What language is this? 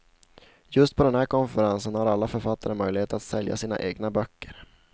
Swedish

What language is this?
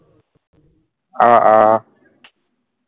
Assamese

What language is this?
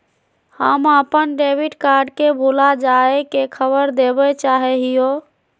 Magahi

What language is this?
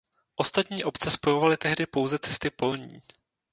Czech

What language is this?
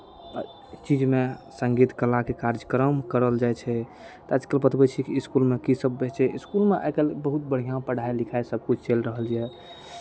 Maithili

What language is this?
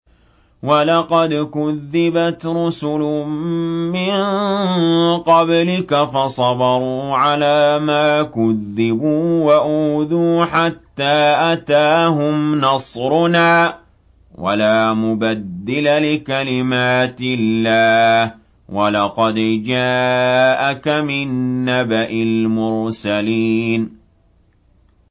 Arabic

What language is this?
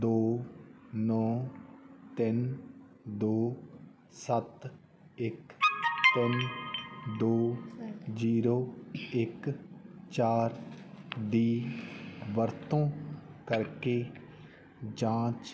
Punjabi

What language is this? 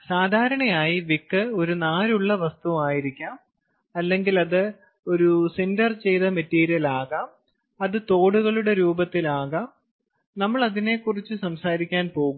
Malayalam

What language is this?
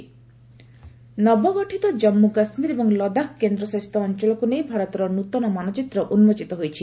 Odia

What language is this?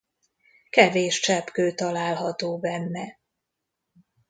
Hungarian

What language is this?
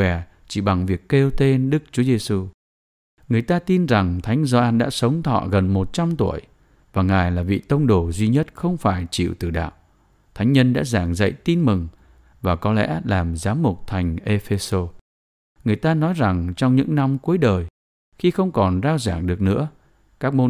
Vietnamese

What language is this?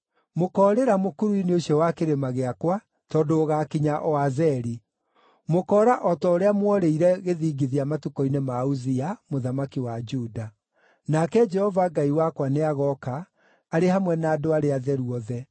Kikuyu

